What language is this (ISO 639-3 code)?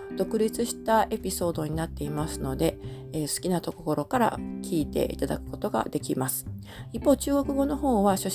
jpn